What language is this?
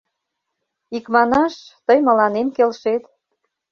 Mari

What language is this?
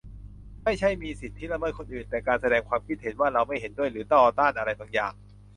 Thai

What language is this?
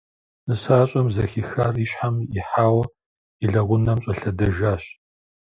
Kabardian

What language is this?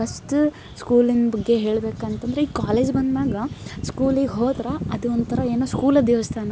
Kannada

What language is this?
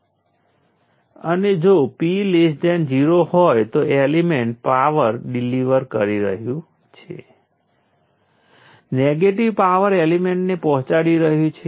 Gujarati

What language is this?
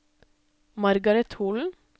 Norwegian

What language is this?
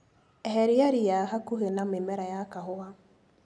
Kikuyu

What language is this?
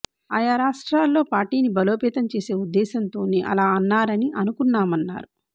Telugu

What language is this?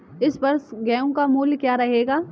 Hindi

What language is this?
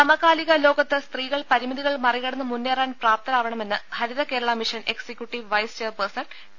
Malayalam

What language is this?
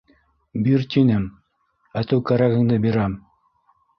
Bashkir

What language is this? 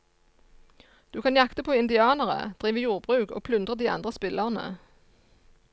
Norwegian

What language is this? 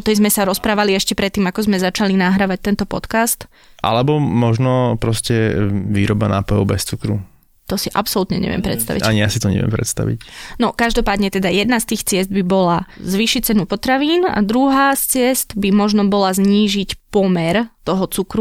Slovak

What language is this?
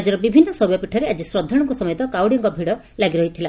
Odia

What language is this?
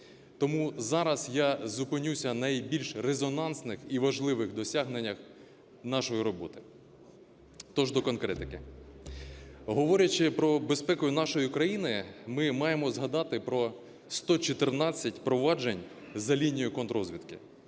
Ukrainian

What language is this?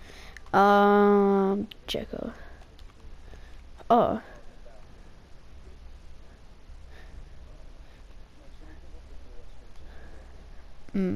English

